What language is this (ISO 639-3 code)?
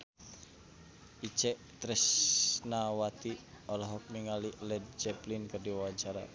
sun